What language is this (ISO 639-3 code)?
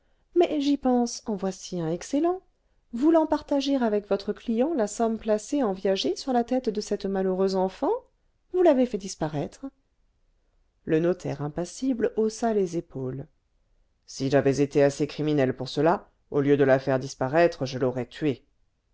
fra